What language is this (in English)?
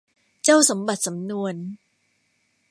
Thai